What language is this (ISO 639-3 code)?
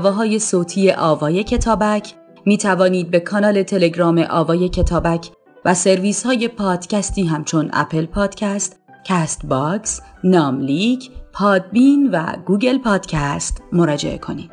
fas